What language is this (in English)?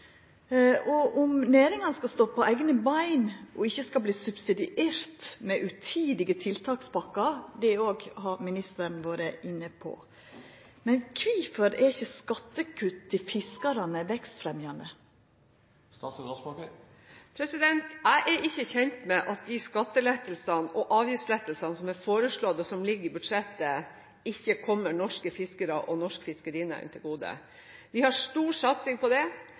Norwegian